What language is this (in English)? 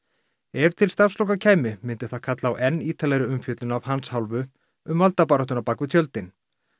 Icelandic